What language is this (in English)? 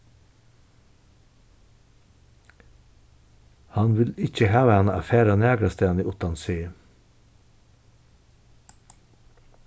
Faroese